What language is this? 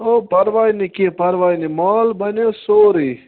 Kashmiri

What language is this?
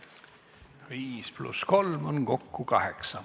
Estonian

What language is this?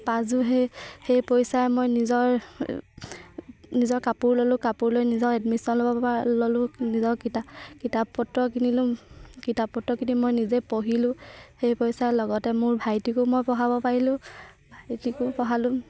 Assamese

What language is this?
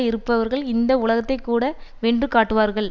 Tamil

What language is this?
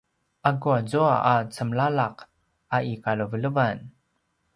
Paiwan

